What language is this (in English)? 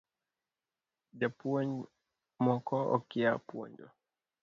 Luo (Kenya and Tanzania)